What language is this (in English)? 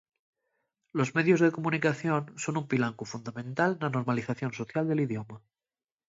Asturian